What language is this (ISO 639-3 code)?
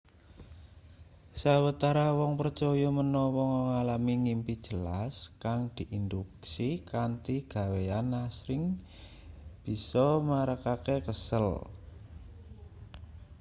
jav